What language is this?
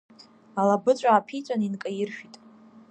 Abkhazian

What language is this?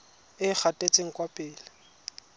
Tswana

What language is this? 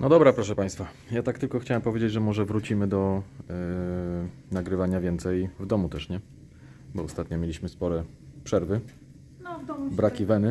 Polish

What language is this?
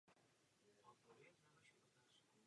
Czech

